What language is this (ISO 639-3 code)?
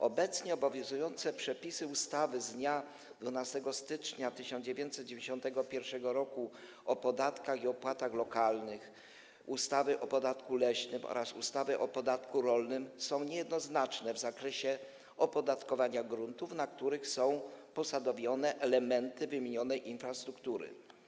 pol